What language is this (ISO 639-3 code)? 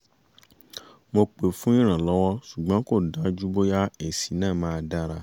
yor